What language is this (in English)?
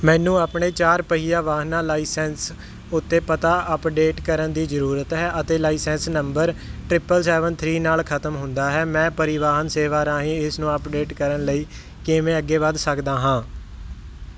Punjabi